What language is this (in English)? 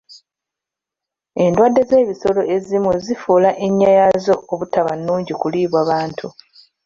Ganda